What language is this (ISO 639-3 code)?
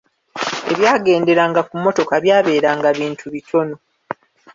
lug